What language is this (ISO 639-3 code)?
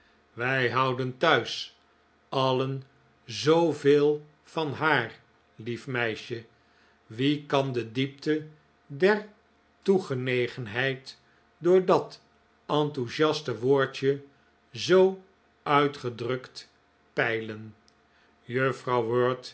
nld